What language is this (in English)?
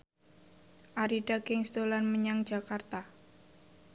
Javanese